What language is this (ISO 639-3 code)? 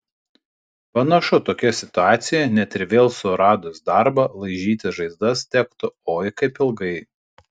lit